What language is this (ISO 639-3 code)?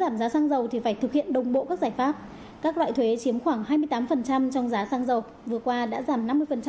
vie